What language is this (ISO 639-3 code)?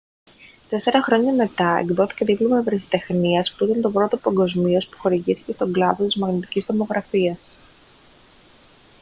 ell